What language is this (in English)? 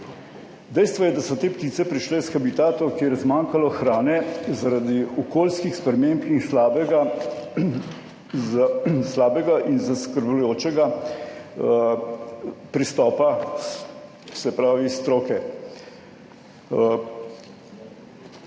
Slovenian